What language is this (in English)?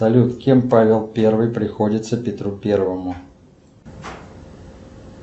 Russian